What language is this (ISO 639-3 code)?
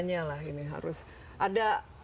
ind